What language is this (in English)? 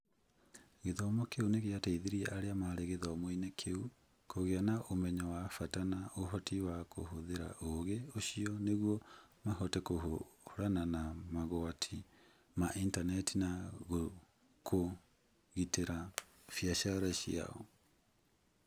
Kikuyu